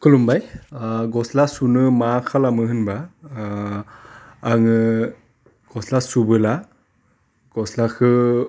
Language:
Bodo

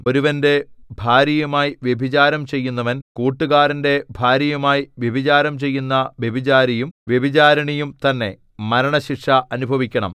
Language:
Malayalam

